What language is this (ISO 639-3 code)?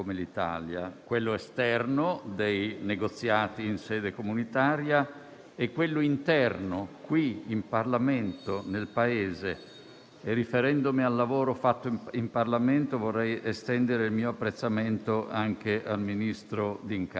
ita